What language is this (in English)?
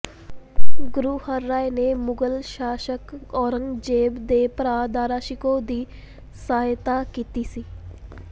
Punjabi